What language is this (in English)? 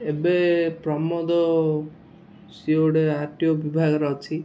Odia